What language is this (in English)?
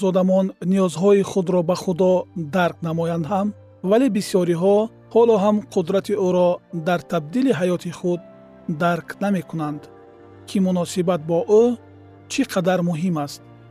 Persian